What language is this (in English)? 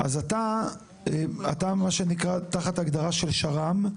Hebrew